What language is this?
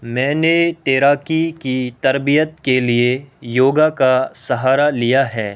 Urdu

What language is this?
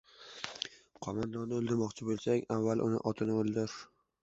Uzbek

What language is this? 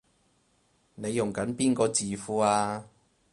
Cantonese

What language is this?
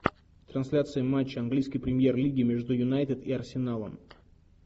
Russian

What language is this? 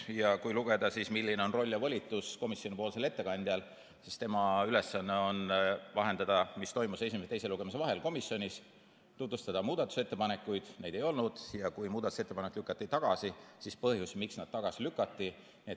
Estonian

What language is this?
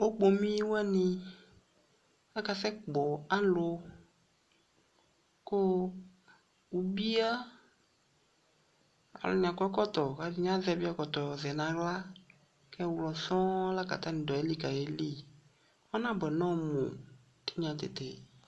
Ikposo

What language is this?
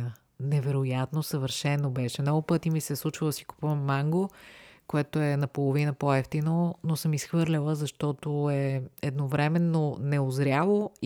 Bulgarian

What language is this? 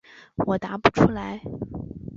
Chinese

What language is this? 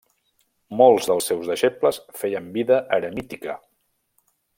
Catalan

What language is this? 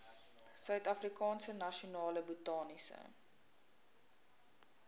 Afrikaans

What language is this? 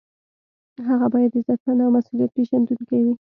Pashto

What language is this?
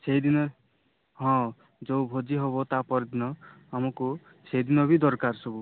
Odia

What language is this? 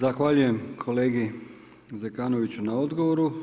Croatian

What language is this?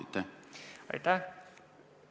Estonian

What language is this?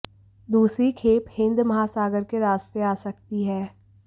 Hindi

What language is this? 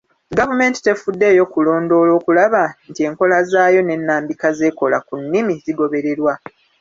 Ganda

